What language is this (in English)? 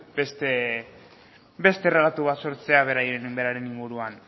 Basque